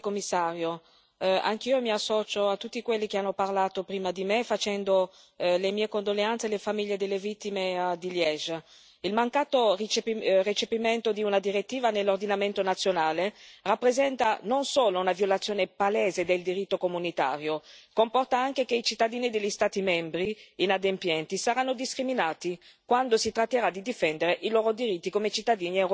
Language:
Italian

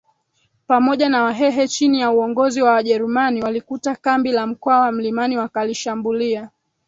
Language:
Swahili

